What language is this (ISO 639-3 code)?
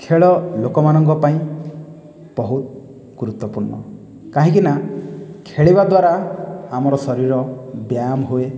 ori